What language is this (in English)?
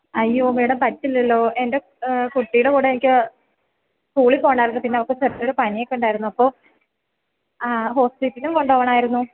Malayalam